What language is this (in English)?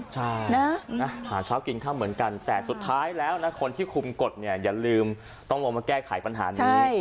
Thai